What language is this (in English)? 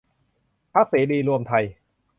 Thai